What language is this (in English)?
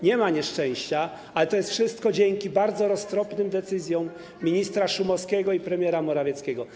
Polish